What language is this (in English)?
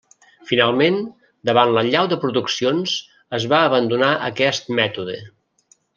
Catalan